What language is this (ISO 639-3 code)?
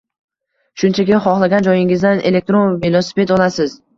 uzb